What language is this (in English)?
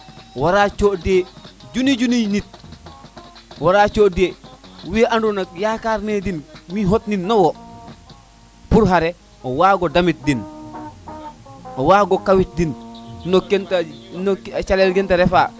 Serer